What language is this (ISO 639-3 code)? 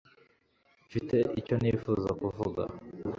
kin